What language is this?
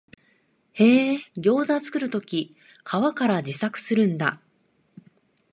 Japanese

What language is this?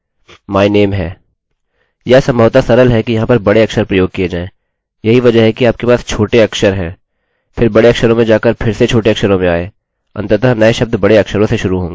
Hindi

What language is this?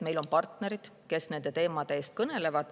Estonian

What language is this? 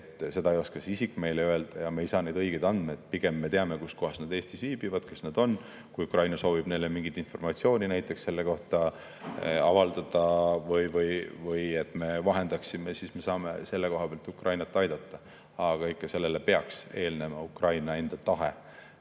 Estonian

